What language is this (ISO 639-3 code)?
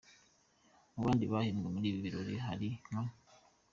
kin